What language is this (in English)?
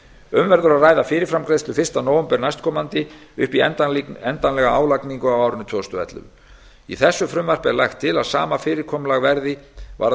Icelandic